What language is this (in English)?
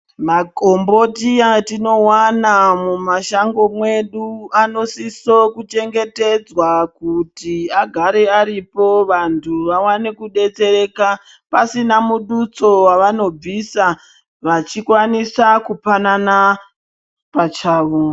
Ndau